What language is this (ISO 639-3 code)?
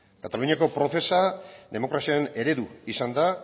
eus